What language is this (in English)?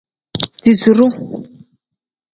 Tem